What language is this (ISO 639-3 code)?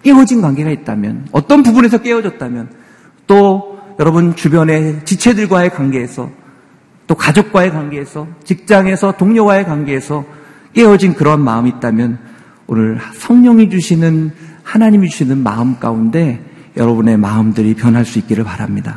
kor